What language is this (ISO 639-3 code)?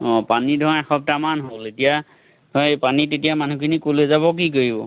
asm